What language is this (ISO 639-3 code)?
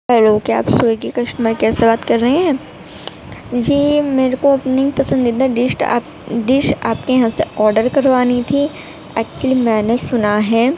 urd